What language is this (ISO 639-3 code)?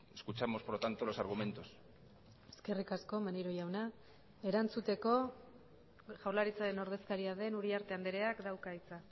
eus